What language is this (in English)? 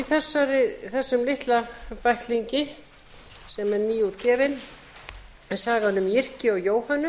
Icelandic